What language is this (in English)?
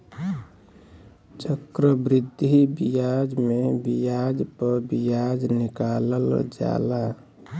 Bhojpuri